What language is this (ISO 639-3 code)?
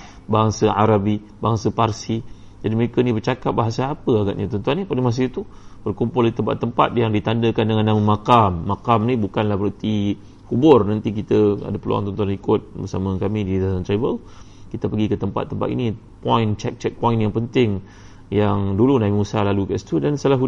msa